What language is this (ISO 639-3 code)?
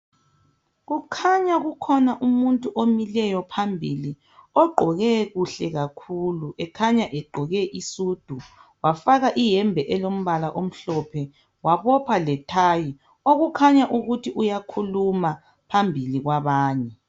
nde